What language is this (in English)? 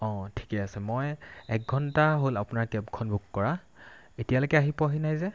Assamese